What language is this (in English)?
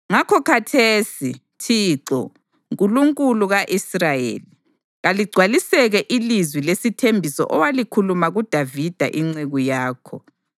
North Ndebele